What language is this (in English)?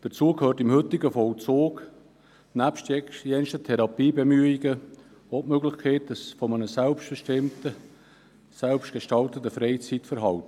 Swiss German